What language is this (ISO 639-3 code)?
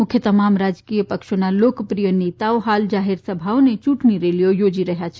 guj